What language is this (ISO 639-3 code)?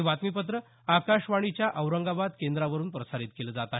mar